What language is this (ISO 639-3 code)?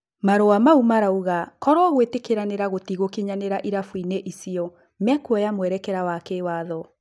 kik